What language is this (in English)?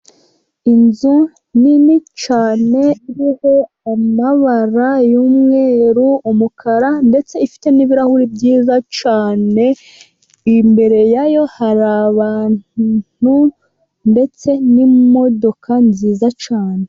Kinyarwanda